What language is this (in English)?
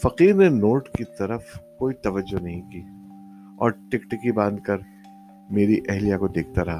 Urdu